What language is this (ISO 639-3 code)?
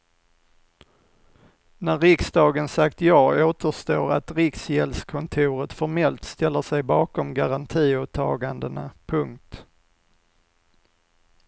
swe